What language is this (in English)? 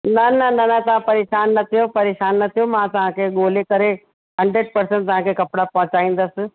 Sindhi